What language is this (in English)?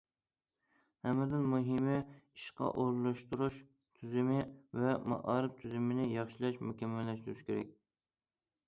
Uyghur